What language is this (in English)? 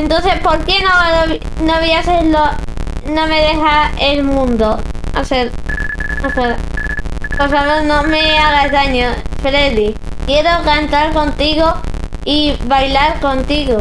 Spanish